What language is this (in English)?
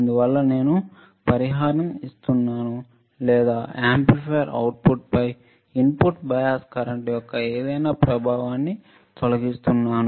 Telugu